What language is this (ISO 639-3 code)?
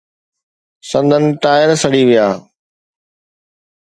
snd